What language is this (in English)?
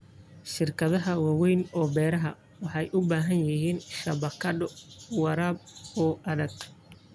Somali